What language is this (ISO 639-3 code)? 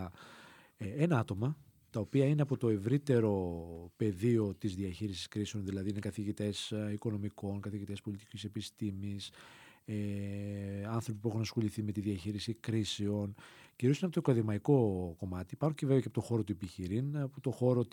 ell